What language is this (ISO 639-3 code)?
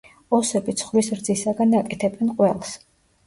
kat